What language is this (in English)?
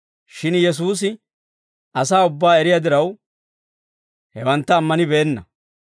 Dawro